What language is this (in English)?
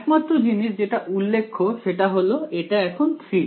Bangla